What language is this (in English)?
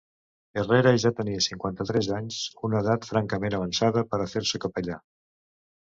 Catalan